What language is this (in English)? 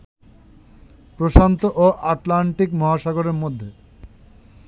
Bangla